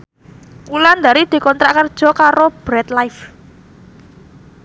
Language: Javanese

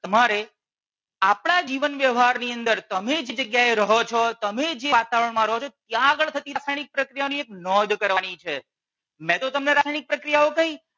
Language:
Gujarati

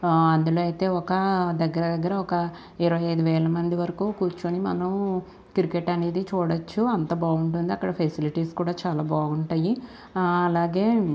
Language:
Telugu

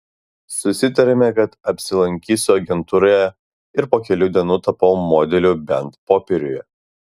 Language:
Lithuanian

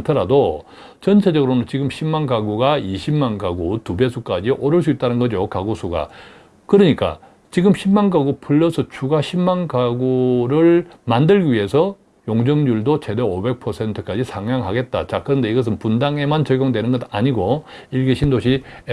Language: Korean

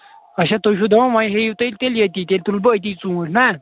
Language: Kashmiri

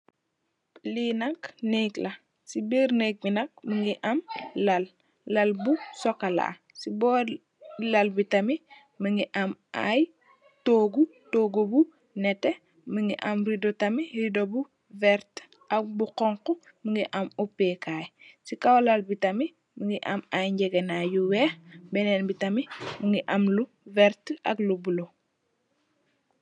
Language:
Wolof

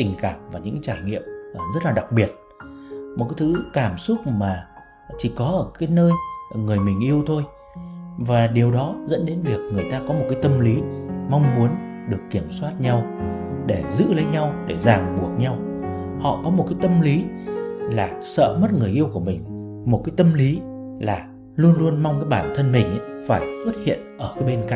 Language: Vietnamese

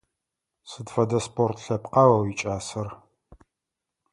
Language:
Adyghe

